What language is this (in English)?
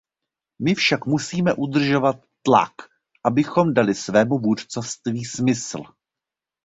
Czech